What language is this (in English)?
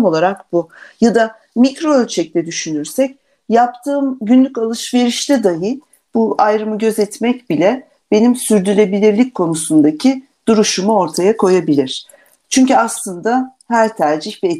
Turkish